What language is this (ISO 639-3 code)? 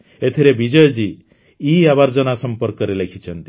ori